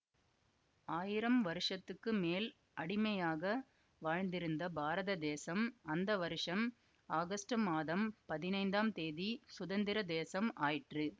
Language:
Tamil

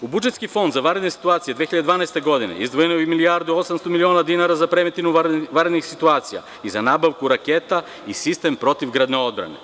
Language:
Serbian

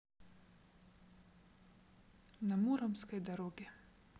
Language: Russian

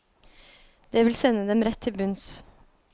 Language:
Norwegian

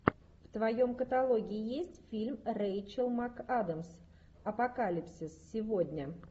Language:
Russian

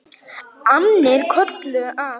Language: Icelandic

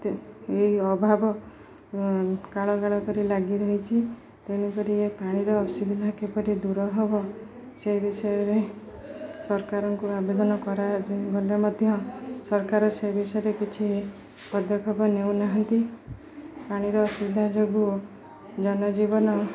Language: Odia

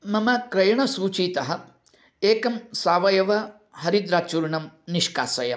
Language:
Sanskrit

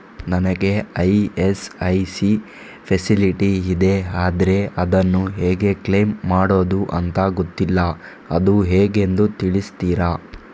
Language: Kannada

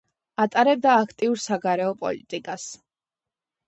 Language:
Georgian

